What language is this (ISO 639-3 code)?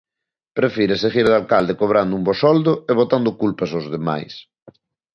glg